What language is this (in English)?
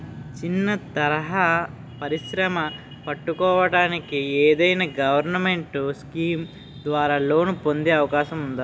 Telugu